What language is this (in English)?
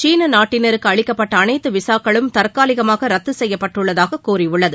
Tamil